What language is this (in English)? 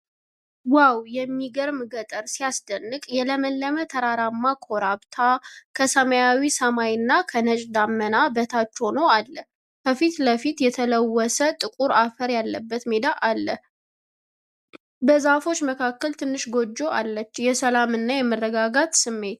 Amharic